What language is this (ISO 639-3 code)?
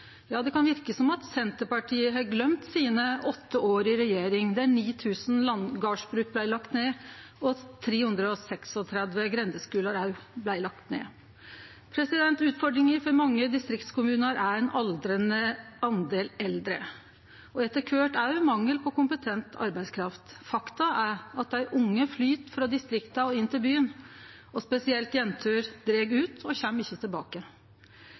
nno